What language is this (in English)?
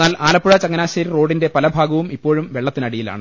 Malayalam